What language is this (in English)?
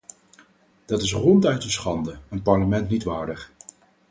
Dutch